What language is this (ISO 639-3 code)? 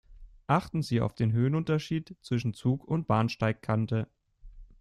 deu